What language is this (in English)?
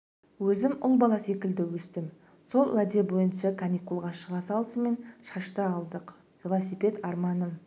Kazakh